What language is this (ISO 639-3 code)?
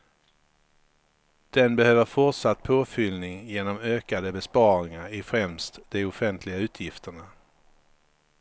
swe